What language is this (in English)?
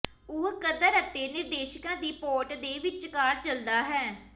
Punjabi